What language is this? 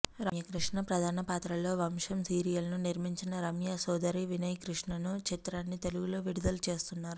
Telugu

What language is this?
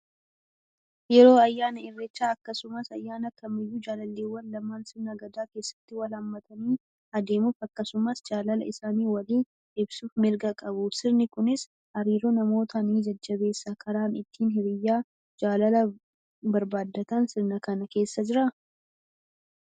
Oromo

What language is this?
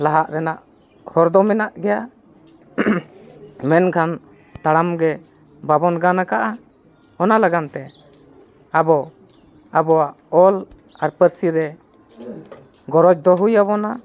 Santali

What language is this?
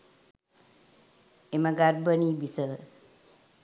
Sinhala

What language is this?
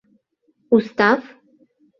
Mari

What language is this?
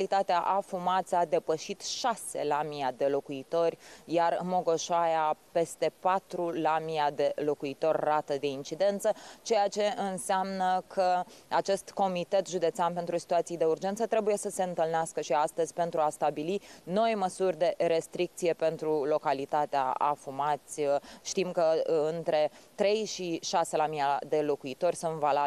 Romanian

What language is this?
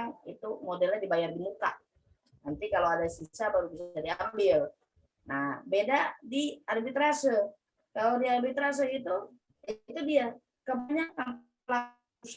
Indonesian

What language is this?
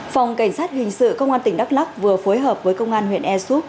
Vietnamese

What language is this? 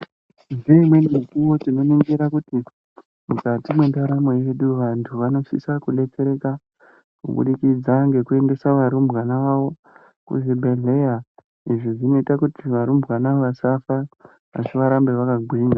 Ndau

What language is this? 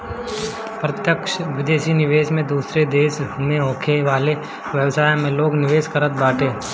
Bhojpuri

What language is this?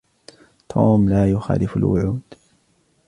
Arabic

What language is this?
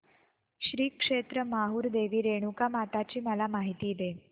Marathi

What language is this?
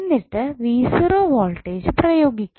Malayalam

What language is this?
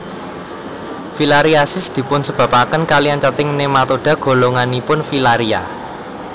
Javanese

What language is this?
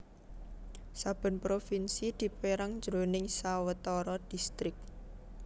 Javanese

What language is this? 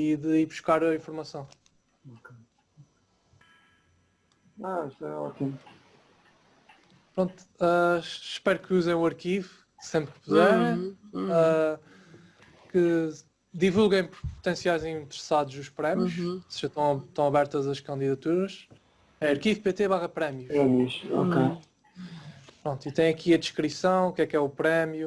Portuguese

